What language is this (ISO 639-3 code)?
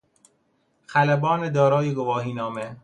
fas